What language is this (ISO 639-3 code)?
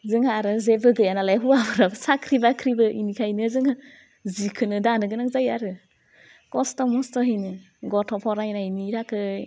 brx